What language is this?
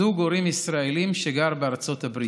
Hebrew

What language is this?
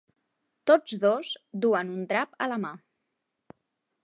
Catalan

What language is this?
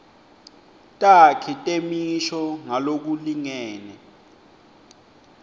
Swati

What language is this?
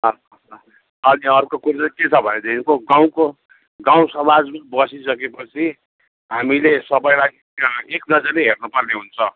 Nepali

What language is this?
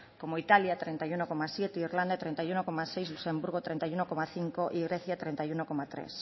Spanish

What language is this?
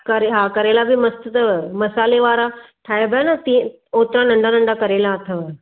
Sindhi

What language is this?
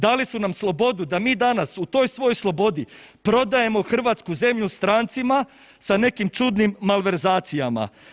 Croatian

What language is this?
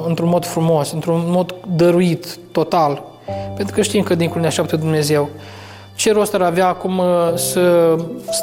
Romanian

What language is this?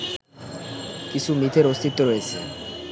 Bangla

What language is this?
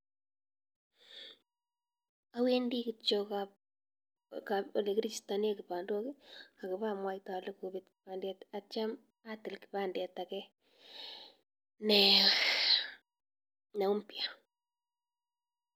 Kalenjin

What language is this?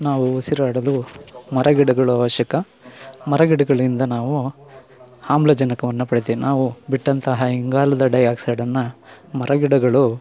Kannada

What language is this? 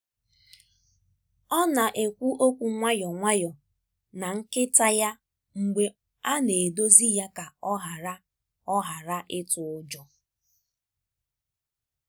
Igbo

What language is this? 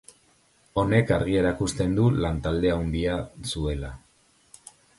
Basque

